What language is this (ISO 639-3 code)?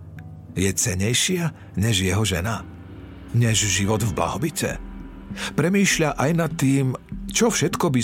slk